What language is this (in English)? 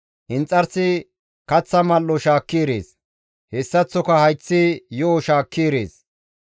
Gamo